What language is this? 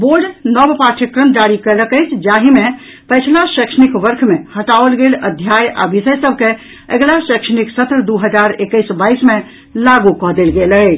Maithili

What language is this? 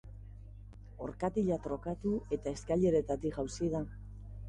Basque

